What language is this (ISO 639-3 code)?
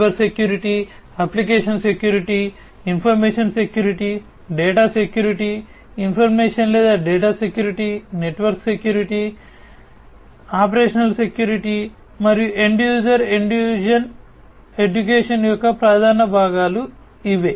tel